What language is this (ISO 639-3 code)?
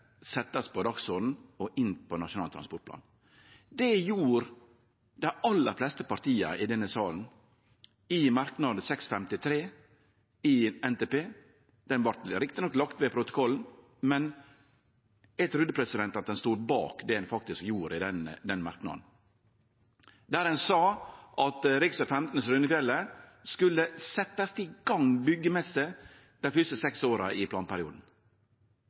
nno